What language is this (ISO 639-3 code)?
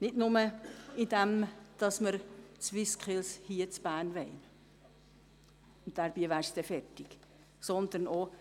gsw